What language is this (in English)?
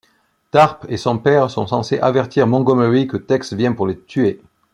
French